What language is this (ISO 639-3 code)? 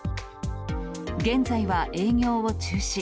jpn